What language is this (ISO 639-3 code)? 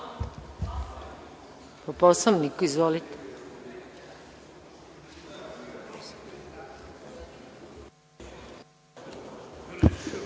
srp